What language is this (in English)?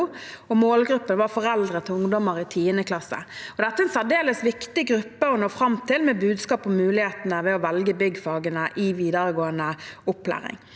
Norwegian